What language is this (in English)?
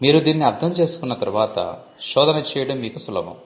Telugu